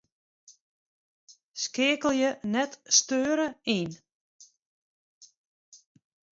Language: Western Frisian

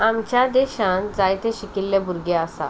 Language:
Konkani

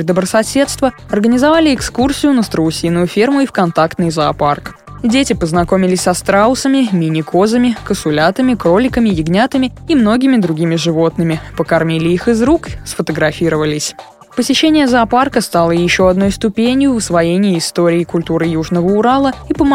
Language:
Russian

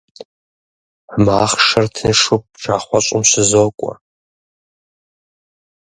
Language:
Kabardian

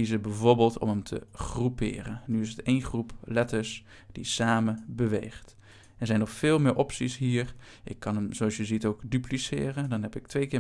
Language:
Dutch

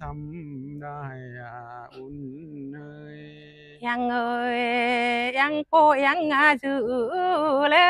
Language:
Vietnamese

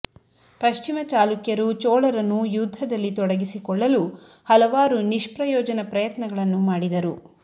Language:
Kannada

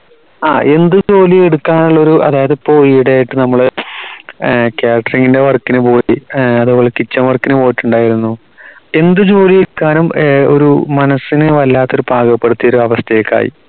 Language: Malayalam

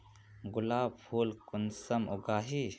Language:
Magahi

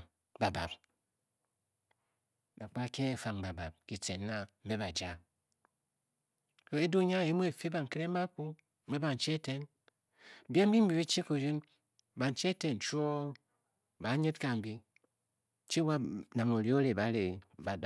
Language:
Bokyi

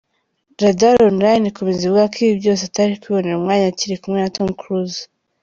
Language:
Kinyarwanda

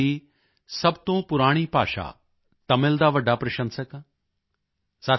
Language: Punjabi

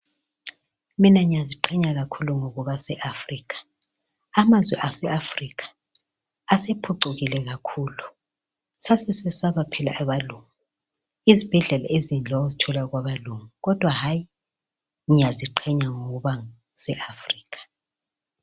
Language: North Ndebele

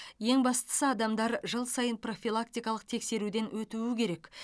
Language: Kazakh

